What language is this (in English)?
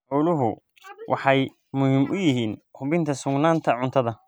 Somali